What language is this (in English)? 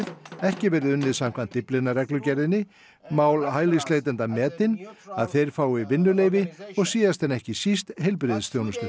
Icelandic